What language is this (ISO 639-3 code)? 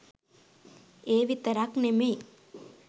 sin